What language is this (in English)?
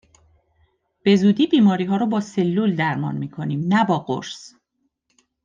Persian